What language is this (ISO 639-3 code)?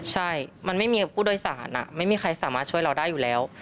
tha